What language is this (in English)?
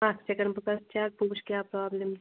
Kashmiri